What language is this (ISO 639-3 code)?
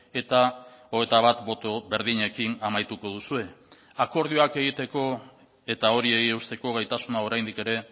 eus